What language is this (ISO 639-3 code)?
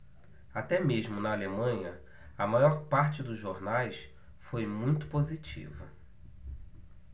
por